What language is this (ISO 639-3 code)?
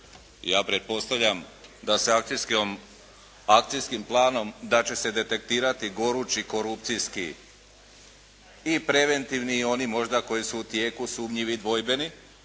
hrv